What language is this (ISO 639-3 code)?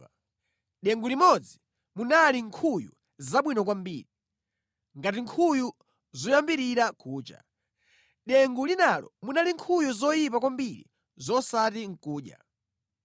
nya